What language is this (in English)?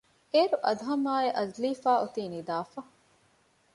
Divehi